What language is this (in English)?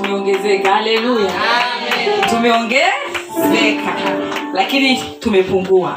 Swahili